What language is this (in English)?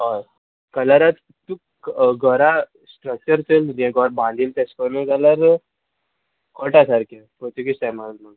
Konkani